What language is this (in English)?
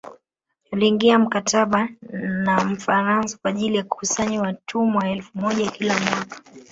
Swahili